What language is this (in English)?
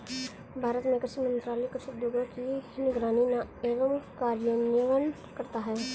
Hindi